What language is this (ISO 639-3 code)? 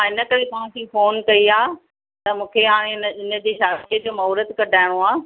snd